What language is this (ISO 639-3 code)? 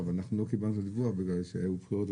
heb